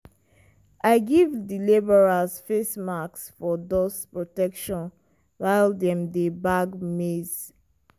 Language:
Nigerian Pidgin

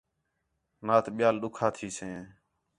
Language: Khetrani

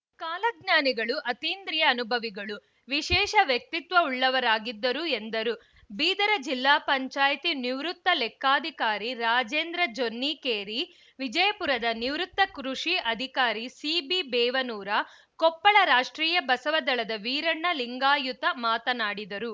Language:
Kannada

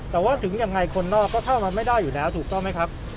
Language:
Thai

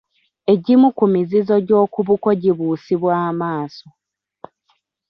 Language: Ganda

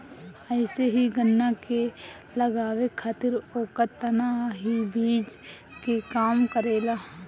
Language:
Bhojpuri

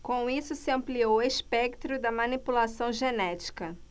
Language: Portuguese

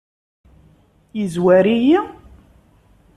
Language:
Kabyle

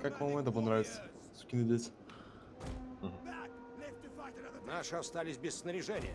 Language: Russian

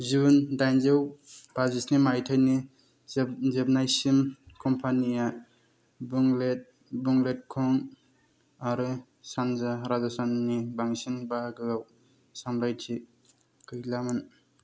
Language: Bodo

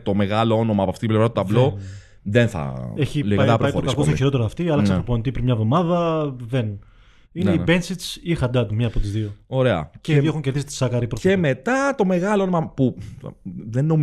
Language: Greek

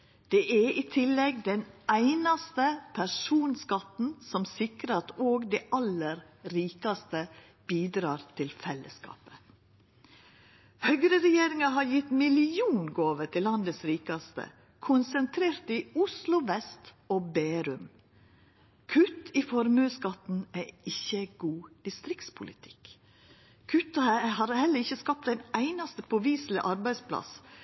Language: Norwegian Nynorsk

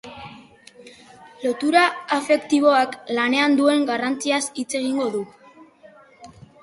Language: Basque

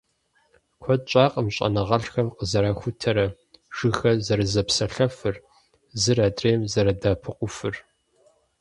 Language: Kabardian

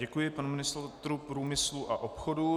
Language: Czech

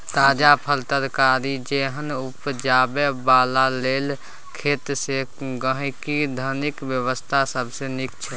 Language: Maithili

